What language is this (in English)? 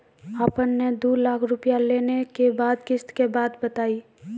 Maithili